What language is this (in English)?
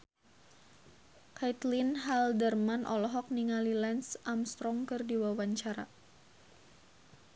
Sundanese